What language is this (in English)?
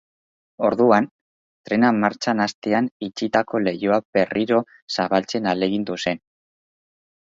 Basque